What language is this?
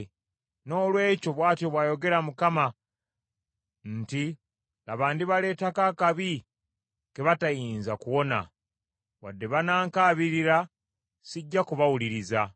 Ganda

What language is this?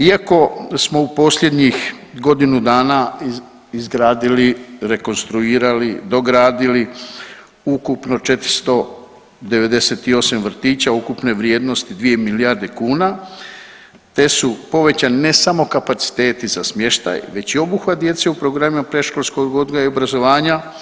Croatian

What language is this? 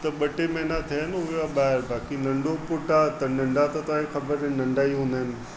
Sindhi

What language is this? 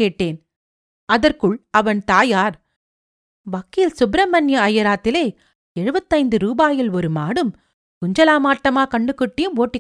Tamil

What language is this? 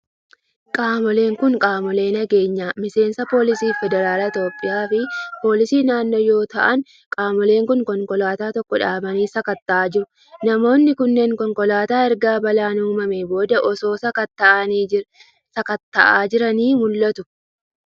Oromo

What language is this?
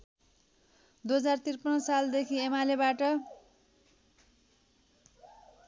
Nepali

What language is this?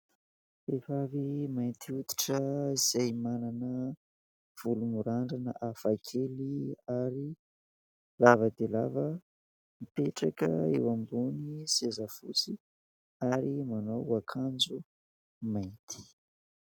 Malagasy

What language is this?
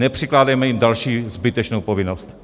Czech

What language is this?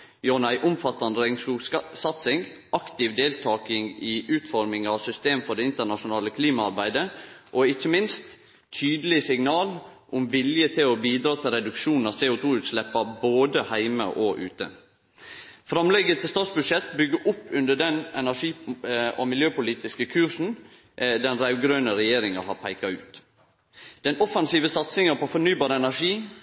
Norwegian Nynorsk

